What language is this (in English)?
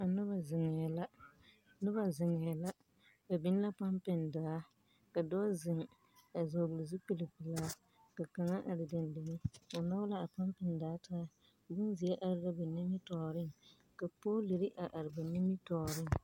Southern Dagaare